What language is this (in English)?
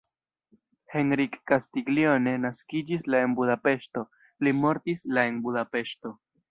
Esperanto